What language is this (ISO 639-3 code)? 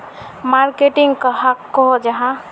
mag